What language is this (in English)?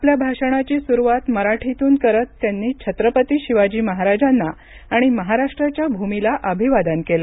Marathi